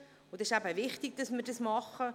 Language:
Swiss German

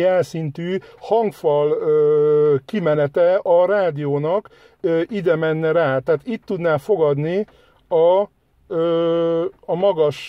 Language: Hungarian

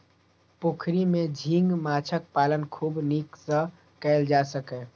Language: Maithili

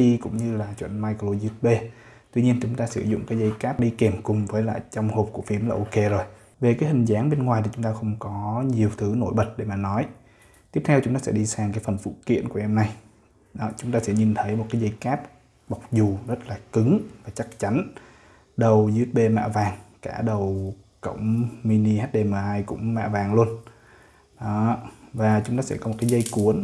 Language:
Vietnamese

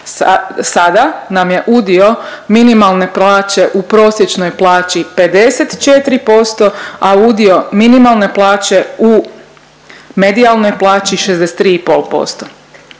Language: Croatian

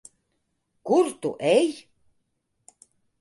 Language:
Latvian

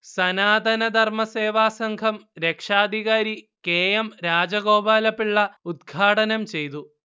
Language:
Malayalam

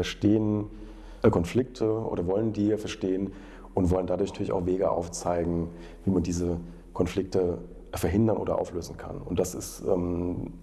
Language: German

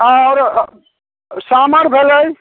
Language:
Maithili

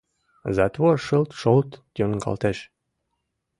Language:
Mari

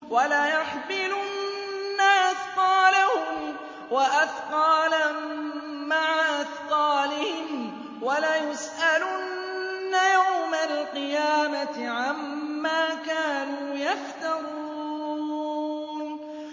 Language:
Arabic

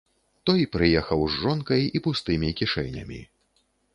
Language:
Belarusian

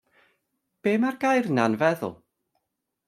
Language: Welsh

